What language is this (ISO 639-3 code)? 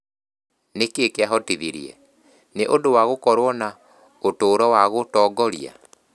kik